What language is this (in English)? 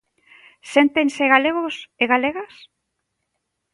Galician